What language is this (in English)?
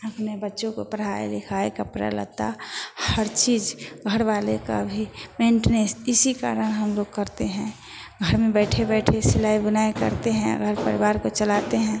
Hindi